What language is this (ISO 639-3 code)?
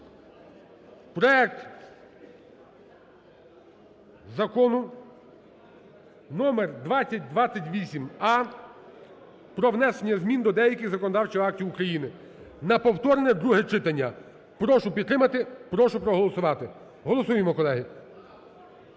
ukr